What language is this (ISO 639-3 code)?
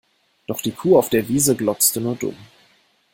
deu